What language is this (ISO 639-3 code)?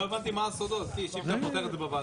heb